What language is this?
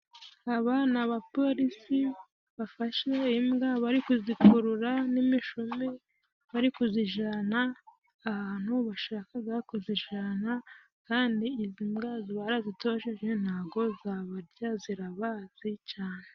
Kinyarwanda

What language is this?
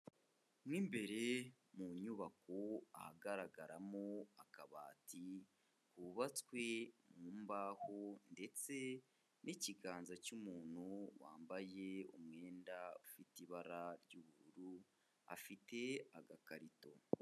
Kinyarwanda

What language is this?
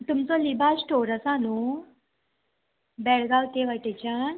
Konkani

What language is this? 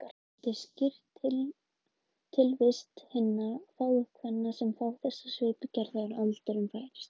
Icelandic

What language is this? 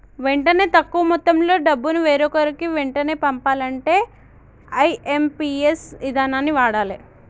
Telugu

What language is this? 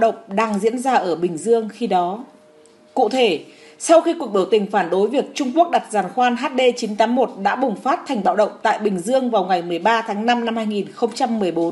Vietnamese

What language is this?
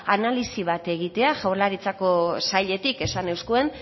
Basque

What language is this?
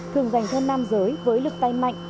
Vietnamese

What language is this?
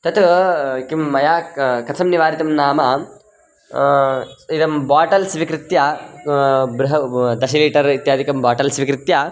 Sanskrit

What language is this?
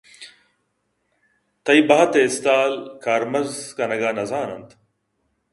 Eastern Balochi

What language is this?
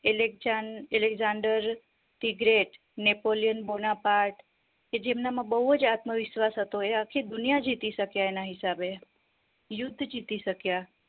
Gujarati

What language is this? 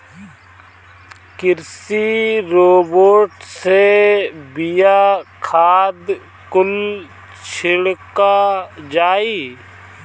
Bhojpuri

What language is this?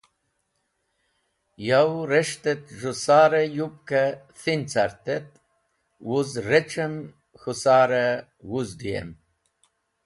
Wakhi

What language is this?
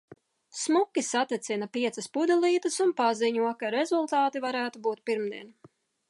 Latvian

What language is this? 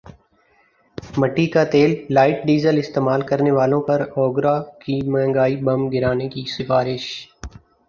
Urdu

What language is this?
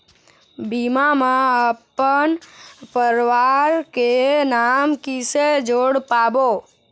Chhattisgarhi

